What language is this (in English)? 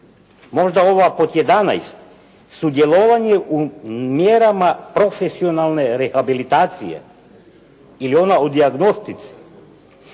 Croatian